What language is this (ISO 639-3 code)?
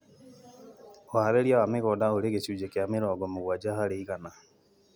kik